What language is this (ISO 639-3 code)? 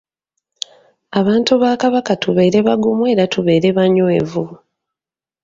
lug